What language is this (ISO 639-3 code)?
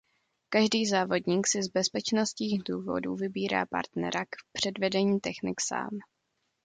ces